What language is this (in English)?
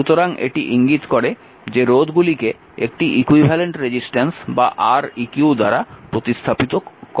Bangla